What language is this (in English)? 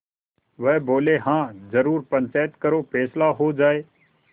Hindi